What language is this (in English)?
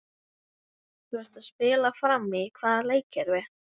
Icelandic